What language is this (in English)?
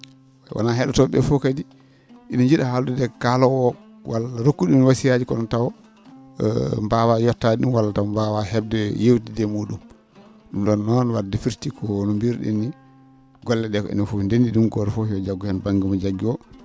Fula